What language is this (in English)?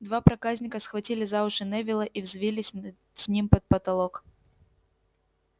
Russian